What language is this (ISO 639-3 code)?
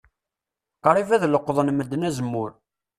kab